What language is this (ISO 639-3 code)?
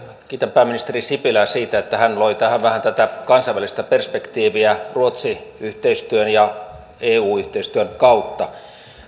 fin